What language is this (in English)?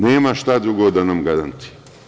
Serbian